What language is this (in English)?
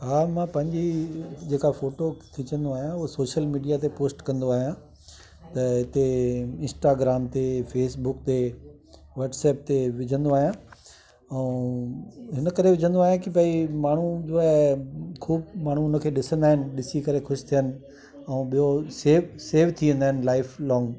Sindhi